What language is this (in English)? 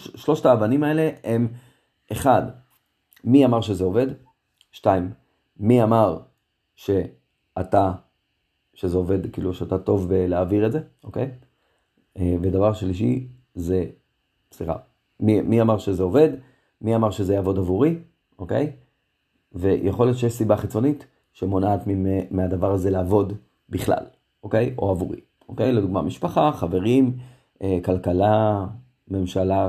Hebrew